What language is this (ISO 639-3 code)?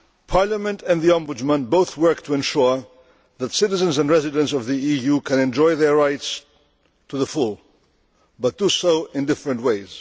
eng